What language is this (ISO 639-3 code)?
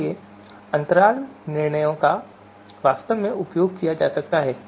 hin